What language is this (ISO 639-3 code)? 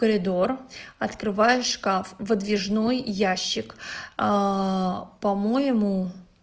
rus